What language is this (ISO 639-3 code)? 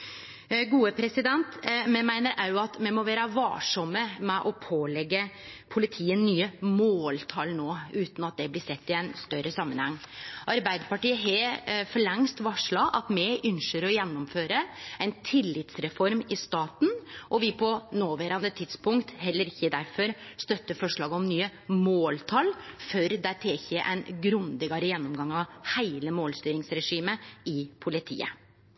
nno